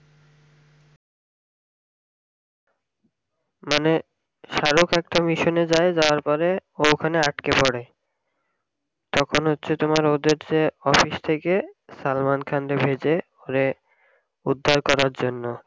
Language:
Bangla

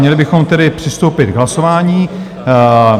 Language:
Czech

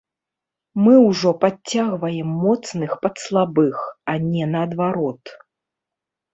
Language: Belarusian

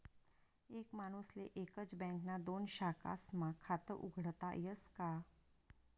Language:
Marathi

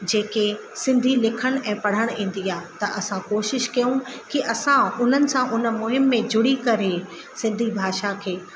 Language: Sindhi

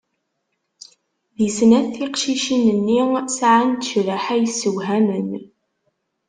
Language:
Kabyle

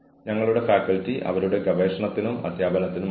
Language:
Malayalam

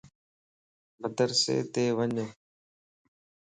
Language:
Lasi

